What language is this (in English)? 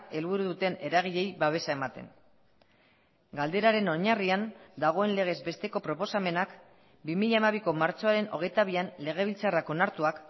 Basque